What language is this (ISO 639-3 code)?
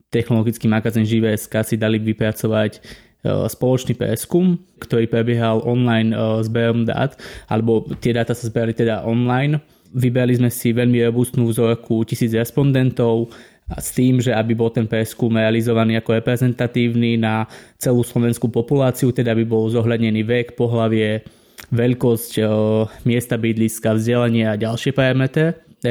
slk